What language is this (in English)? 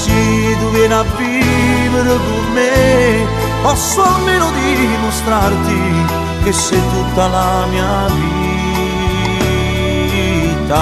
Czech